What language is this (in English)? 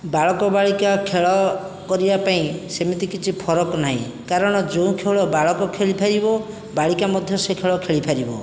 Odia